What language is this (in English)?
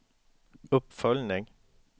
Swedish